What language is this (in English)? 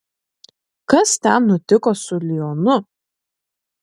Lithuanian